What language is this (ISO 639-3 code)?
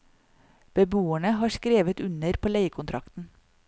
nor